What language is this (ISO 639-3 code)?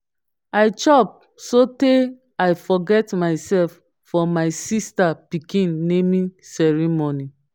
pcm